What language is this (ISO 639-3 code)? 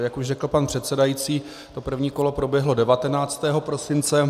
ces